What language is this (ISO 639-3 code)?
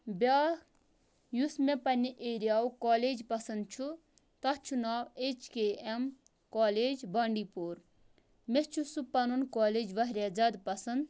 kas